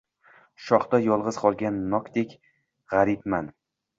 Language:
Uzbek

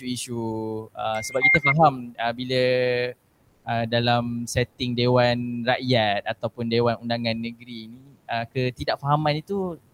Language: Malay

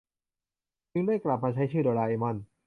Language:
Thai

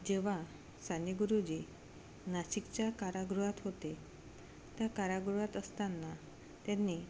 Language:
Marathi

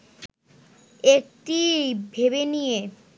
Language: Bangla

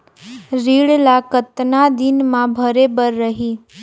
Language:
Chhattisgarhi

